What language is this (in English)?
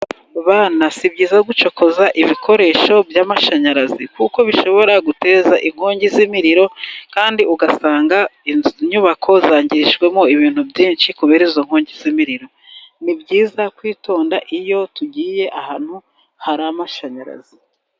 Kinyarwanda